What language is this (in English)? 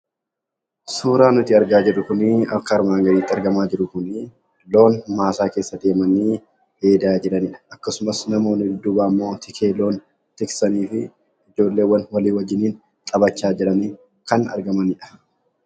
Oromo